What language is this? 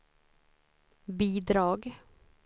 Swedish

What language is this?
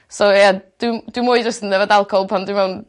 Welsh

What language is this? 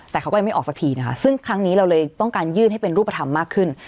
Thai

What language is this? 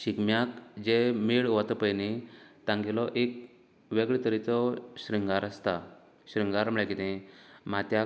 Konkani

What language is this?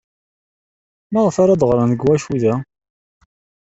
Kabyle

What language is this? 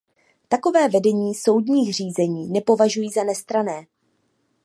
Czech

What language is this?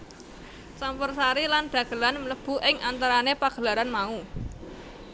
Javanese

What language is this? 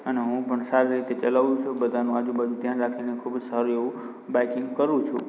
Gujarati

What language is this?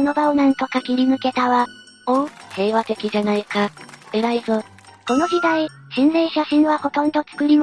Japanese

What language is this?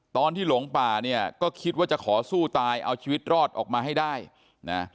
Thai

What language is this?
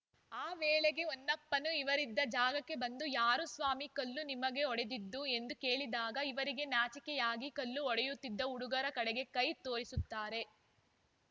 Kannada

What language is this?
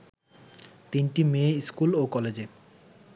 Bangla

